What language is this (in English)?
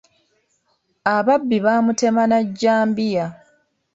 Ganda